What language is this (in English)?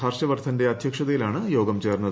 Malayalam